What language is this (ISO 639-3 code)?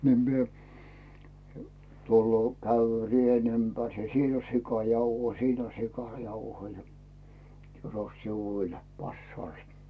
fin